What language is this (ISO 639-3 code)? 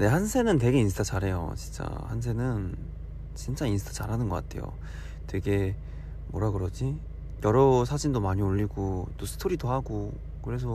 kor